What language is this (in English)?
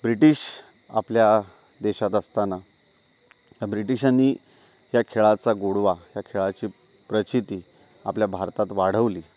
Marathi